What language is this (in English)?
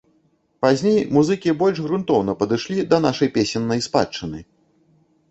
Belarusian